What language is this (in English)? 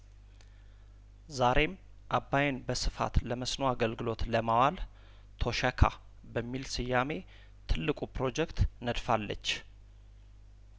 Amharic